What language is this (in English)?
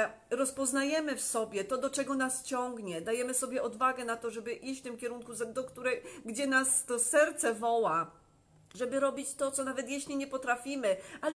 Polish